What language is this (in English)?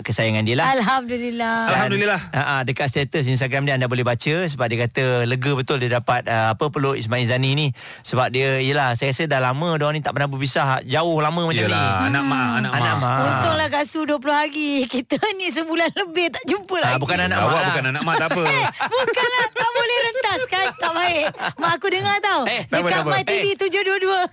Malay